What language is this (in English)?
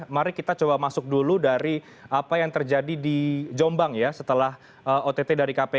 Indonesian